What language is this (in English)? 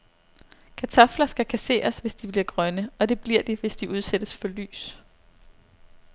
Danish